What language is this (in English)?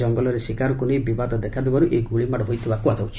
Odia